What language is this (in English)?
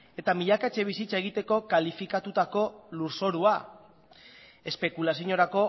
Basque